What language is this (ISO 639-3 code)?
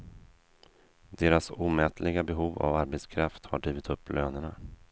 swe